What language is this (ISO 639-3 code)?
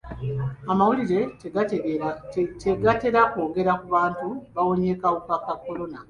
lug